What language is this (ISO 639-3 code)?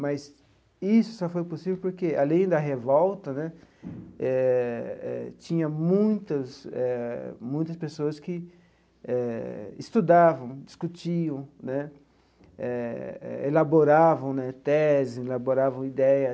por